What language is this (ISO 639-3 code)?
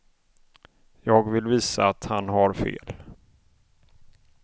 swe